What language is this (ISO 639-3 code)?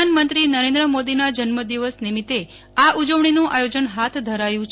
guj